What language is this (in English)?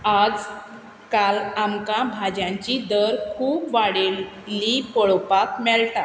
Konkani